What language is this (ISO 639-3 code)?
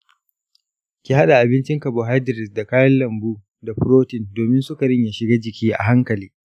hau